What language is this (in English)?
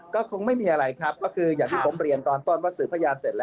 Thai